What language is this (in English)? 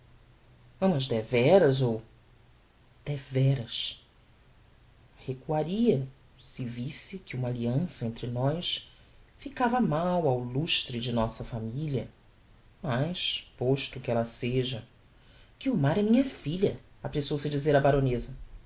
Portuguese